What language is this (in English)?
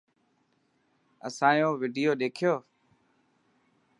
Dhatki